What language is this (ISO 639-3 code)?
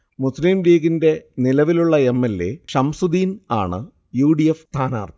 mal